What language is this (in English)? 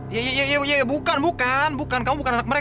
Indonesian